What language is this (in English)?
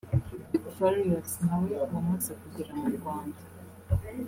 Kinyarwanda